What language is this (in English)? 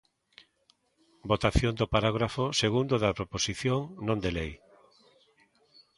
Galician